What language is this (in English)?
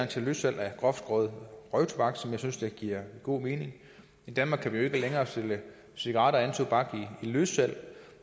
Danish